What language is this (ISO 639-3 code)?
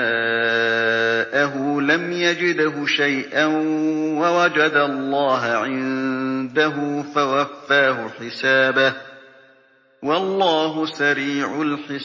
ara